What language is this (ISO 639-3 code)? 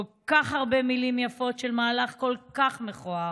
heb